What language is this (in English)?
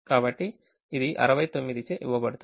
Telugu